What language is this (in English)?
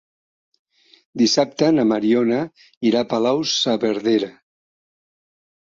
Catalan